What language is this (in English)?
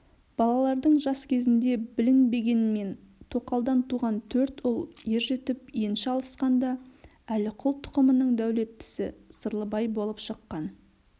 Kazakh